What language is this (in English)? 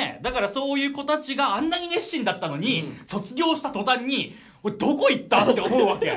Japanese